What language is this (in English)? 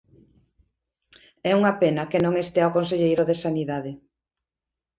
Galician